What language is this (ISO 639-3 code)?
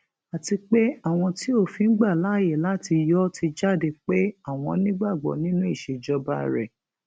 yor